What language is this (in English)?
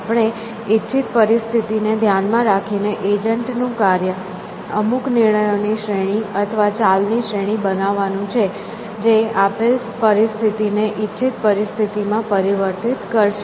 Gujarati